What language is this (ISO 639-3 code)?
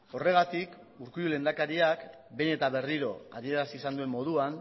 eus